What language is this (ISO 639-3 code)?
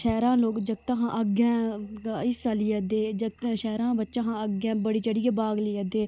doi